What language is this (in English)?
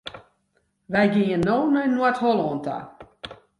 Western Frisian